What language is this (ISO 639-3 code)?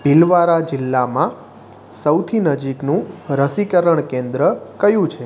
guj